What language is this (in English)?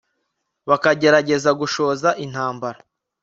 Kinyarwanda